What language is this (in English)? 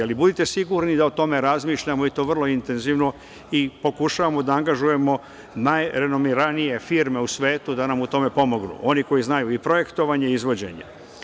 Serbian